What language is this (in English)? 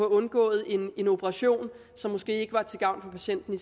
Danish